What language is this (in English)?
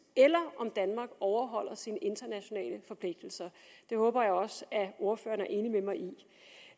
Danish